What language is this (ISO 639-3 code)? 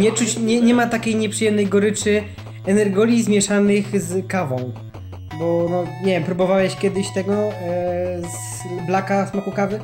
pol